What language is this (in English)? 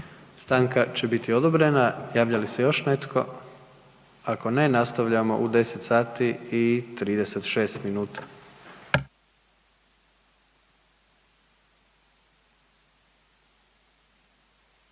Croatian